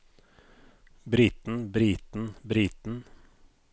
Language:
Norwegian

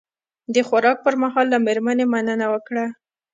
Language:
Pashto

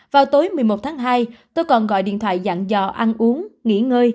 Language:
Vietnamese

